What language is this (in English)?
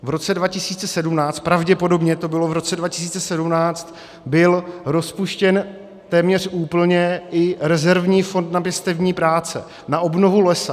Czech